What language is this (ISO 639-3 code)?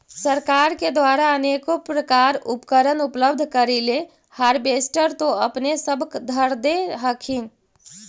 mag